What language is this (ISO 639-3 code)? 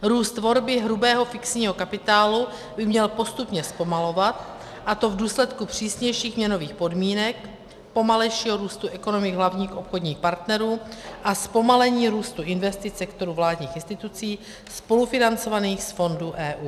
ces